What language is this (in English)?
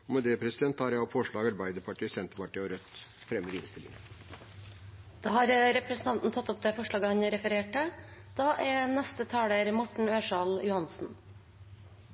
Norwegian